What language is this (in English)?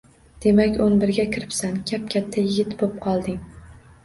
Uzbek